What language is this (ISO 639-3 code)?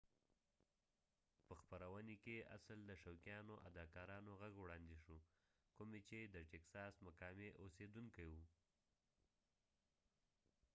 pus